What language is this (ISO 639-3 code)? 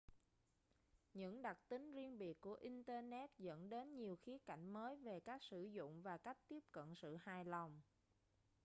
vie